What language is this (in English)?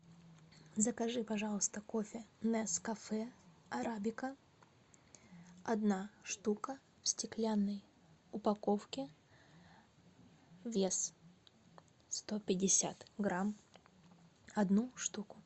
Russian